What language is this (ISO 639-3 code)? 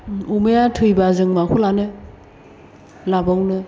brx